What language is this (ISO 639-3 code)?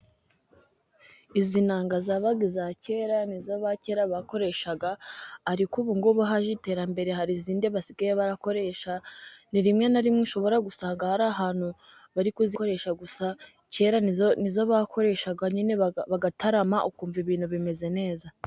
kin